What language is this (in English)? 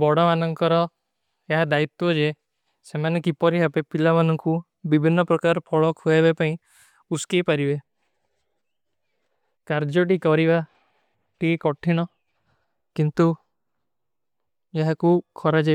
Kui (India)